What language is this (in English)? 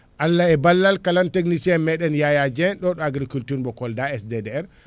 Fula